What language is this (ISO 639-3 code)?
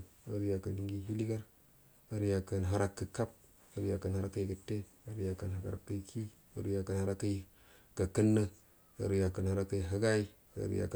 bdm